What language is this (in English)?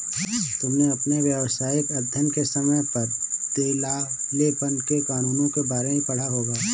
Hindi